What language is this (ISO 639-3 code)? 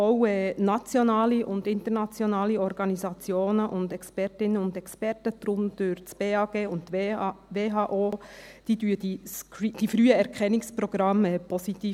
gsw